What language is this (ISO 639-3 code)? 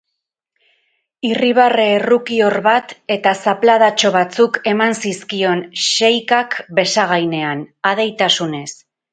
eus